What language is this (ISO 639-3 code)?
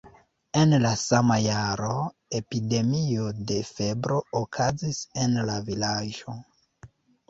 epo